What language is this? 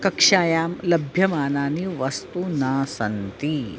Sanskrit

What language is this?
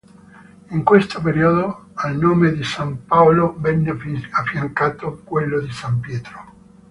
Italian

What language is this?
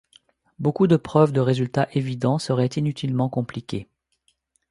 French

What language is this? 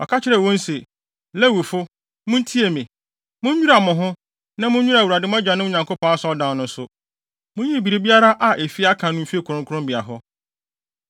Akan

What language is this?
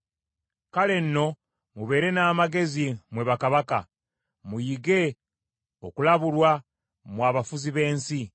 Ganda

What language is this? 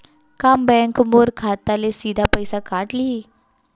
Chhattisgarhi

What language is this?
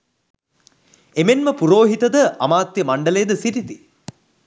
Sinhala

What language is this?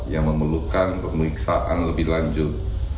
Indonesian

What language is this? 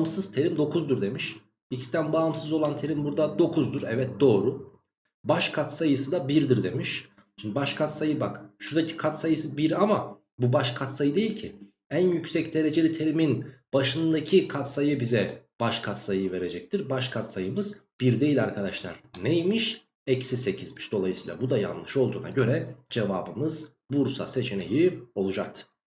Turkish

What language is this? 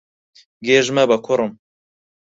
Central Kurdish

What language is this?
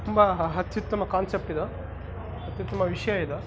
Kannada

